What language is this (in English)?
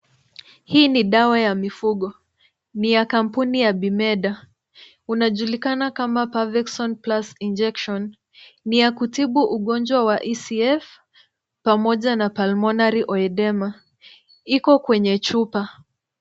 Swahili